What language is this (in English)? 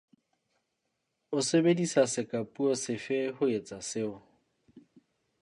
Southern Sotho